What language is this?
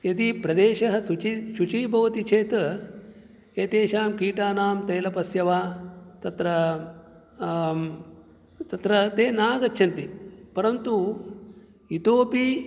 Sanskrit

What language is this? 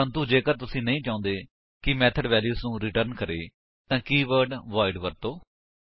Punjabi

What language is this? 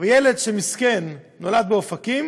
Hebrew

